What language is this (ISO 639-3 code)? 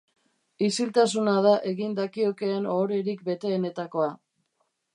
eus